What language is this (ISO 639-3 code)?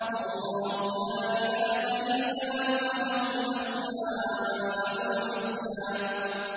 ara